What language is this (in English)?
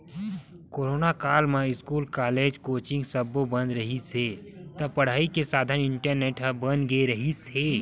Chhattisgarhi